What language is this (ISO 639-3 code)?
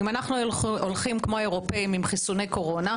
heb